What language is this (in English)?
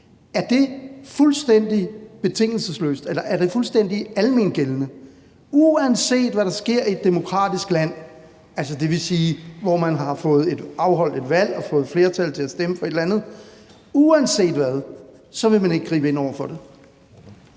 Danish